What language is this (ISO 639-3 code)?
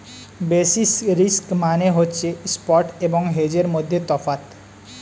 ben